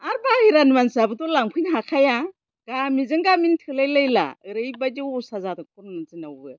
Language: Bodo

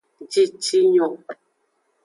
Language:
Aja (Benin)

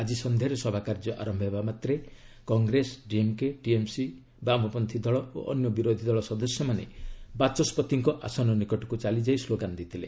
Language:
Odia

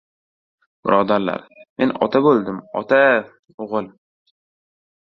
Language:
Uzbek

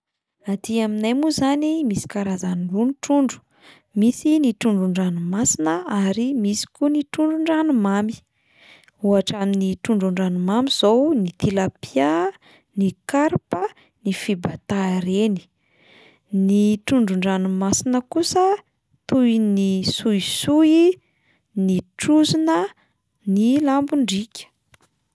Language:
Malagasy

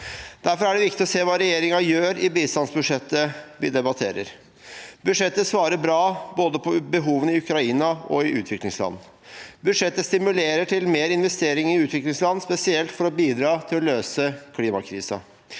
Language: Norwegian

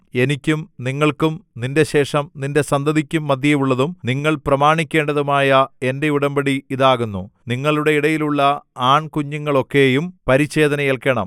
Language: Malayalam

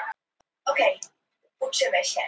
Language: Icelandic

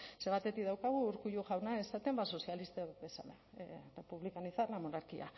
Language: Basque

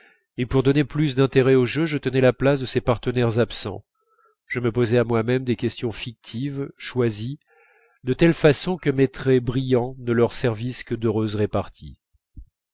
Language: French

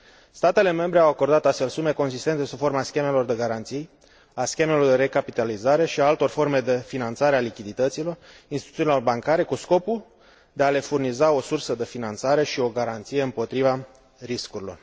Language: Romanian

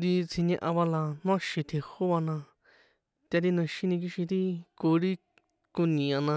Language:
San Juan Atzingo Popoloca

